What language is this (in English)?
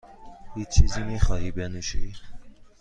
Persian